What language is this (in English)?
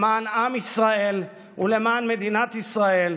Hebrew